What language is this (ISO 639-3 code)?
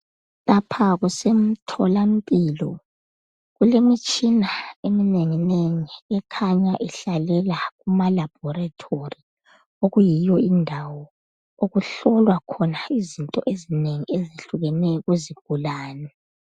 nde